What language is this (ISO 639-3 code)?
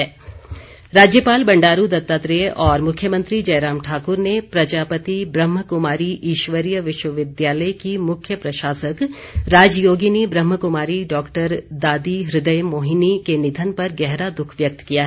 hin